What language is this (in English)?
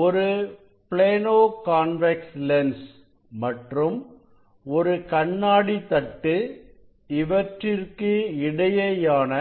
Tamil